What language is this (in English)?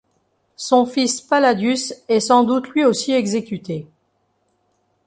French